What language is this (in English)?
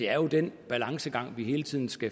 Danish